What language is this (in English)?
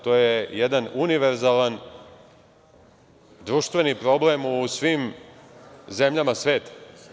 Serbian